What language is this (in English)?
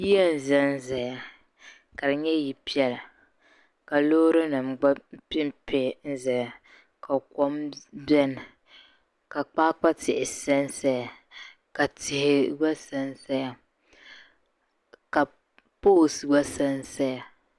Dagbani